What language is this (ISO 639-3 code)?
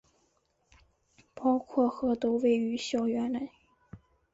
zho